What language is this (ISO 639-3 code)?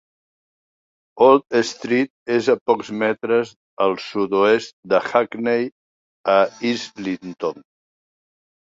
cat